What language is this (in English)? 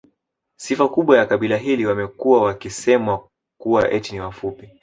Swahili